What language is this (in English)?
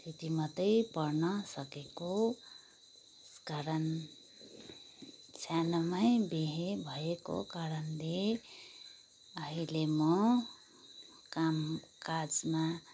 Nepali